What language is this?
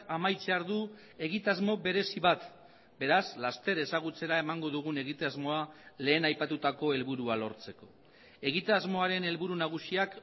Basque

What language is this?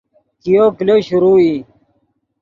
Yidgha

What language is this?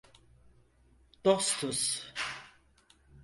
Turkish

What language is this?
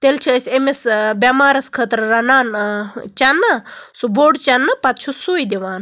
Kashmiri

